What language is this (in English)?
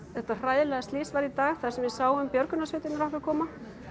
Icelandic